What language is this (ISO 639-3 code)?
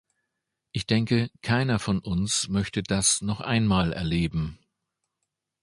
deu